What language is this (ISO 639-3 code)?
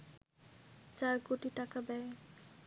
ben